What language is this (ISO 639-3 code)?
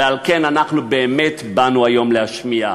heb